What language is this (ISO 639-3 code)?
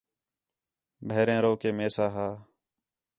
xhe